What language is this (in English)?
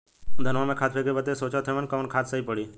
Bhojpuri